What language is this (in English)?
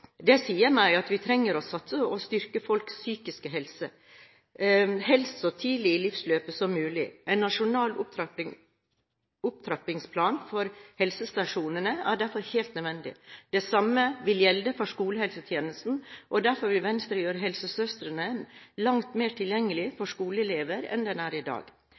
Norwegian Bokmål